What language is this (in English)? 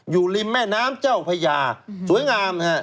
Thai